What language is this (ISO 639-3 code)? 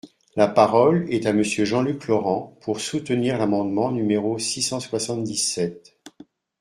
fra